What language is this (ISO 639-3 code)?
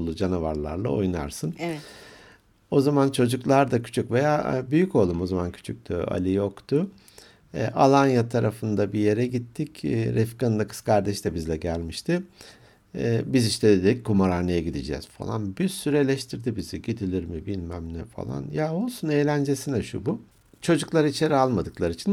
tur